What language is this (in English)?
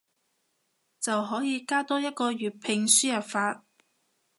Cantonese